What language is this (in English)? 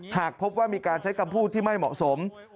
Thai